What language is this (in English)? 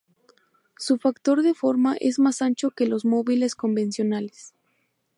Spanish